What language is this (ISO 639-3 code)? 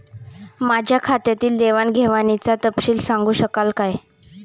mar